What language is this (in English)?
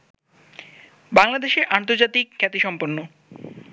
Bangla